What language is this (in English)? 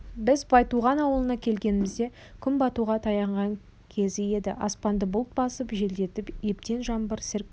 Kazakh